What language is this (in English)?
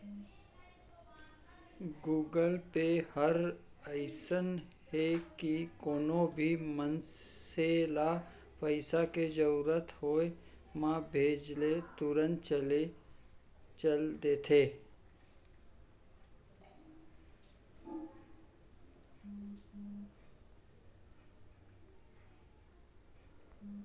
Chhattisgarhi